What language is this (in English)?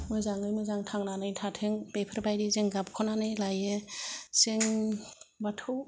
Bodo